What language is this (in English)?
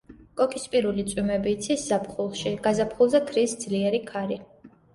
Georgian